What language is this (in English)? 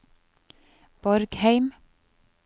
Norwegian